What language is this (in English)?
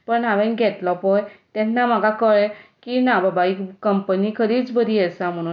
Konkani